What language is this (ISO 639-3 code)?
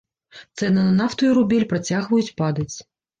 bel